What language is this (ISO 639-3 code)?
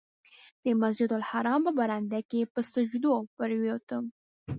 pus